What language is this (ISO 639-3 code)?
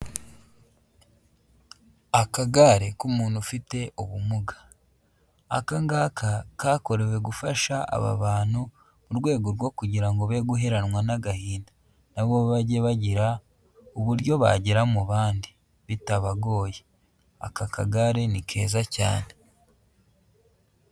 kin